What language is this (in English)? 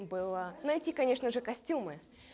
Russian